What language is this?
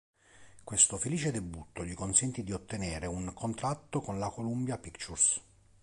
Italian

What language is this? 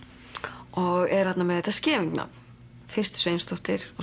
Icelandic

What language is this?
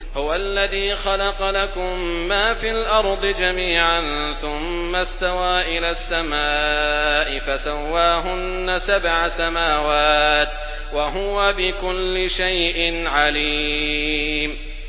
Arabic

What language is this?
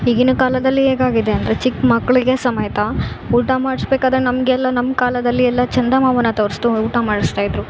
Kannada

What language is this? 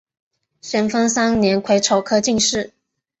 Chinese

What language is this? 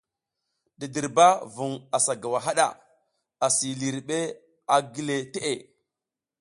South Giziga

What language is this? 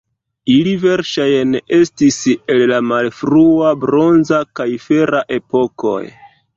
Esperanto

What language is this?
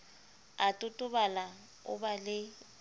Southern Sotho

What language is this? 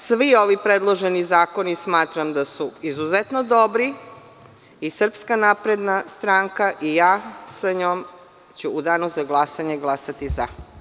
Serbian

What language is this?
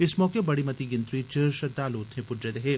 Dogri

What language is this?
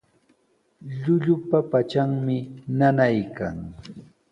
Sihuas Ancash Quechua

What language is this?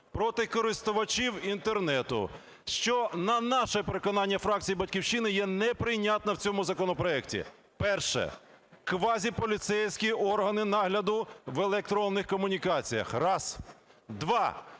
Ukrainian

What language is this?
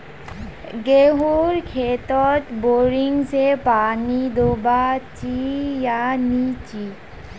Magahi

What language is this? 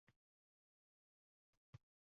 Uzbek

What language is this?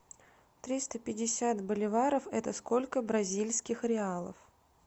Russian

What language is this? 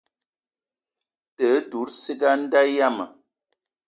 Eton (Cameroon)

